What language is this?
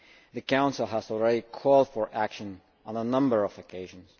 English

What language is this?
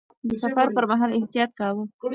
Pashto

